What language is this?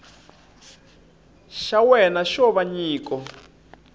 Tsonga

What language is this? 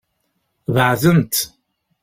Kabyle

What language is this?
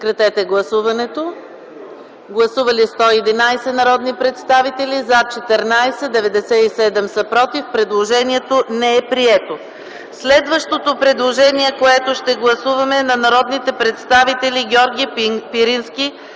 Bulgarian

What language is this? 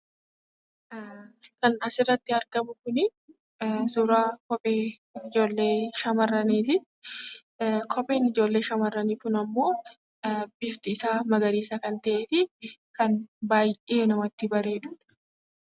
Oromo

